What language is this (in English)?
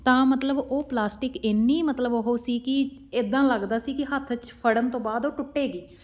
Punjabi